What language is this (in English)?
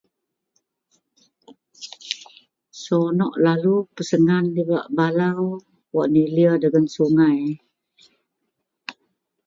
Central Melanau